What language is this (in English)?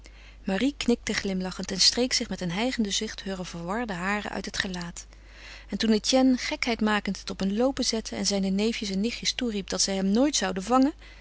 Dutch